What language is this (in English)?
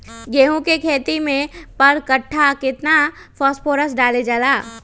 Magahi